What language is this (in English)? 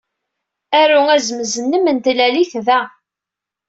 Kabyle